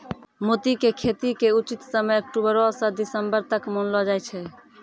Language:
Maithili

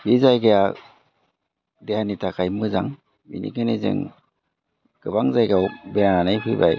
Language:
Bodo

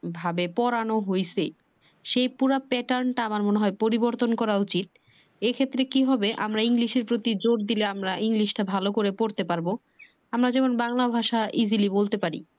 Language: Bangla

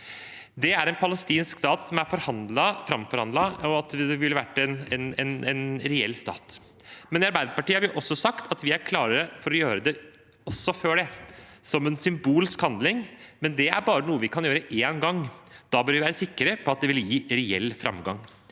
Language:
Norwegian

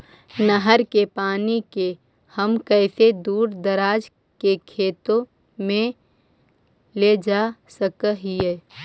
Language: Magahi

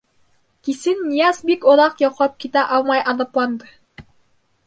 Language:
Bashkir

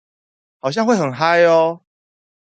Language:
Chinese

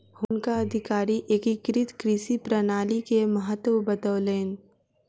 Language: Maithili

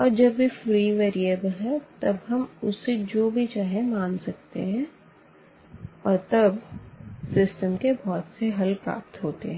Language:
Hindi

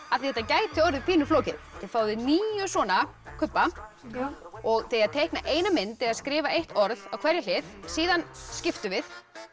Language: Icelandic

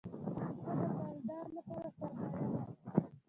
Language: Pashto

